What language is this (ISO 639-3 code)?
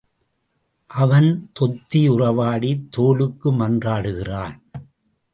tam